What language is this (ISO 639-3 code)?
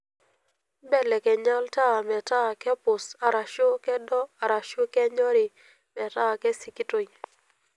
mas